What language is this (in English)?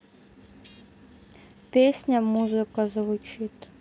Russian